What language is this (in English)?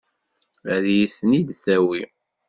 Kabyle